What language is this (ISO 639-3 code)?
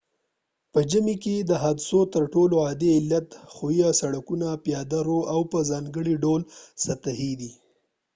pus